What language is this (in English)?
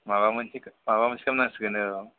Bodo